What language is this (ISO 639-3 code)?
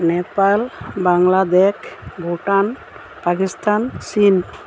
asm